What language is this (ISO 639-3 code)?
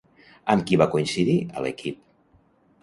cat